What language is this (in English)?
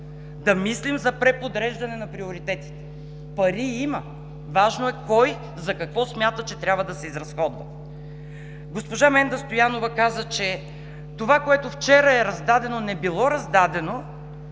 Bulgarian